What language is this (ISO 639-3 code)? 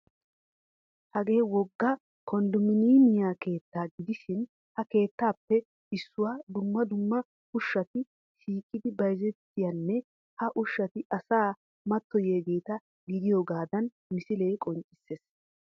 wal